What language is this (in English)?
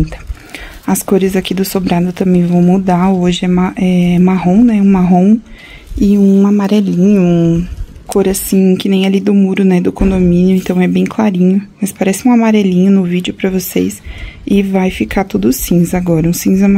Portuguese